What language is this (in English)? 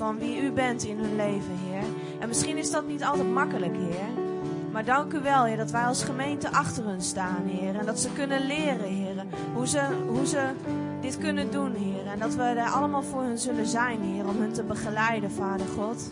Dutch